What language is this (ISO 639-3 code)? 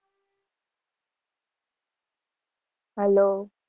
guj